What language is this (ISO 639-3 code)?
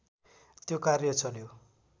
nep